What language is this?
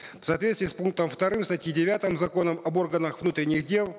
Kazakh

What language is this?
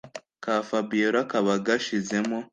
Kinyarwanda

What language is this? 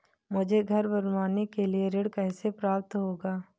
Hindi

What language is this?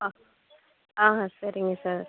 Tamil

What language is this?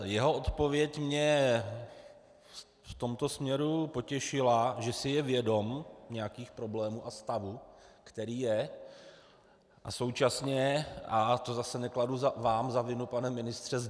Czech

